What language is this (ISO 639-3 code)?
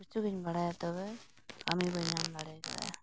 sat